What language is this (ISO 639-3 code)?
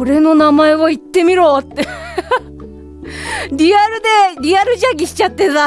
jpn